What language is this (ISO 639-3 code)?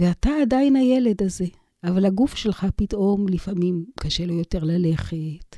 heb